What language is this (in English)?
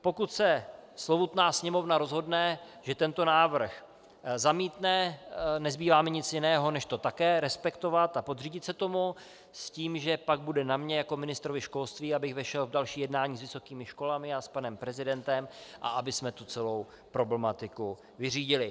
Czech